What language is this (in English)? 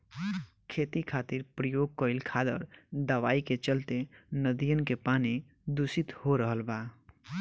Bhojpuri